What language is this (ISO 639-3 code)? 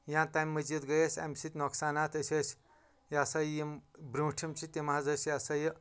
kas